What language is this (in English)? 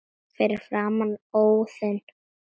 Icelandic